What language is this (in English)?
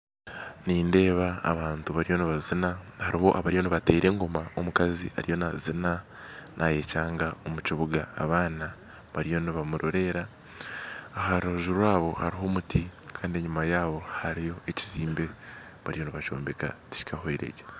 Nyankole